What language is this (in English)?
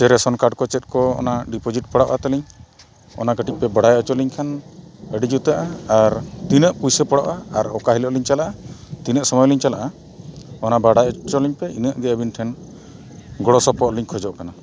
Santali